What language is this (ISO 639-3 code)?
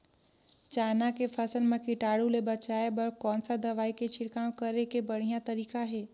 hne